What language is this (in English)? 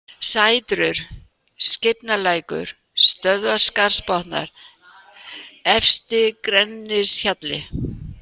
Icelandic